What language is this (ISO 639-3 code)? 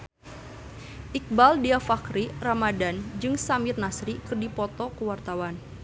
sun